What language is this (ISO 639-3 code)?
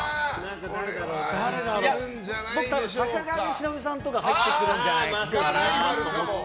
jpn